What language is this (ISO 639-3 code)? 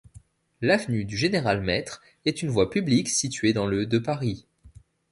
fra